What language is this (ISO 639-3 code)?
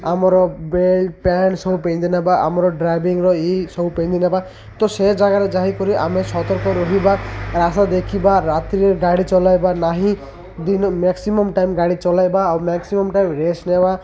ori